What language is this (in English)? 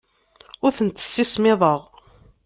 Kabyle